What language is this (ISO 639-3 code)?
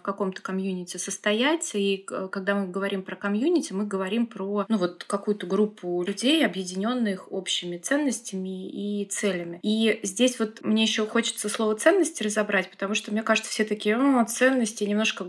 rus